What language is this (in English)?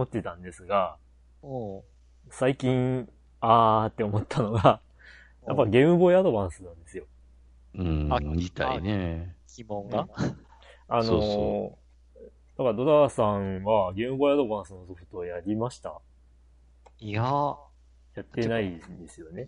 Japanese